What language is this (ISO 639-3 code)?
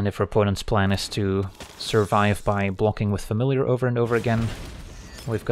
eng